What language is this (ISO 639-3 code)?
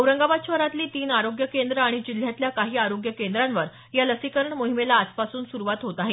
mar